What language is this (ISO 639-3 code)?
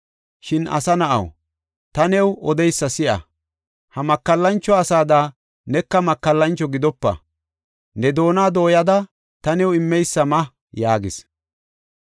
gof